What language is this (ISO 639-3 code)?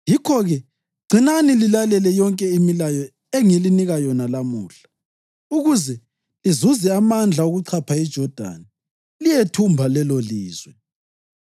nde